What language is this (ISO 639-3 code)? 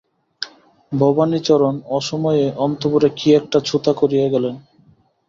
ben